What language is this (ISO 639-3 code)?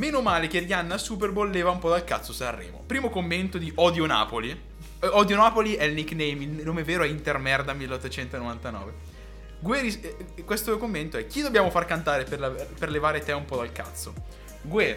ita